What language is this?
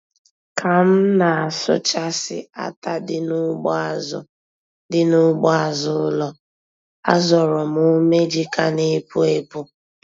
Igbo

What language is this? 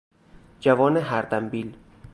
Persian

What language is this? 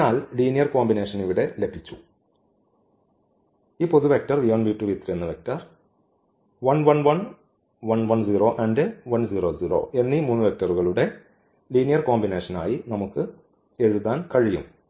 Malayalam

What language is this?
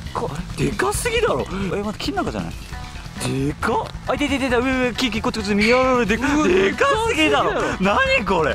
Japanese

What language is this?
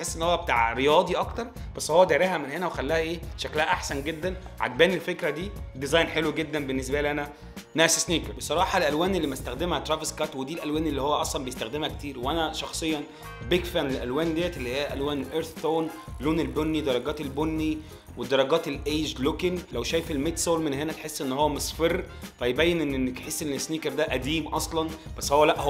Arabic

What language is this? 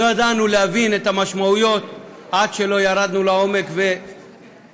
Hebrew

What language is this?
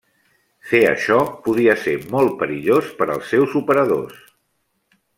Catalan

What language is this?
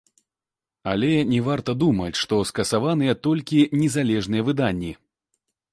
Belarusian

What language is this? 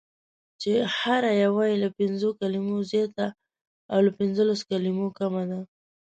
Pashto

